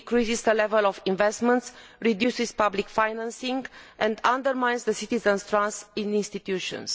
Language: English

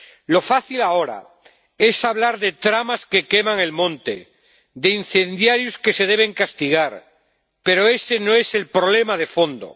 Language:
Spanish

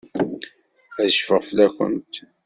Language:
Kabyle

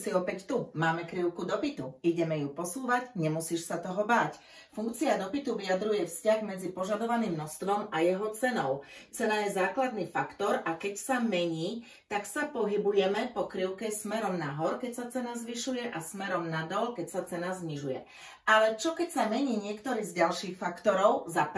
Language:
Slovak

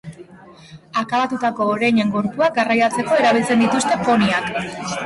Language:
Basque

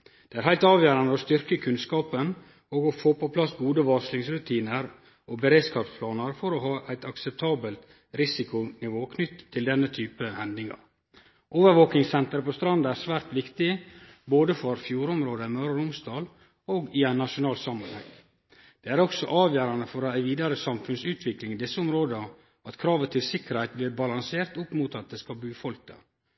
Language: Norwegian Nynorsk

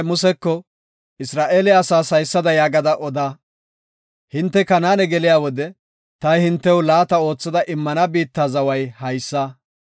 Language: Gofa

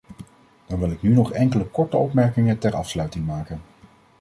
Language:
Dutch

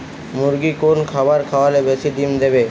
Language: Bangla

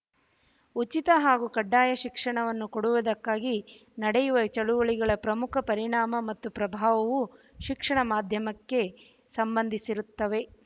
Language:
Kannada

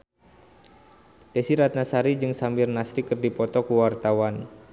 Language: Sundanese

